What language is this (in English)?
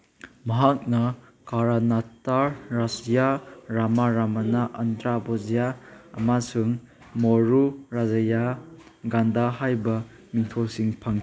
Manipuri